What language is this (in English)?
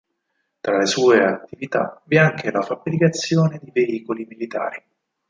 Italian